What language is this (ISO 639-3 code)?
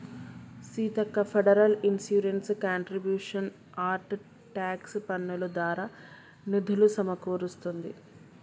tel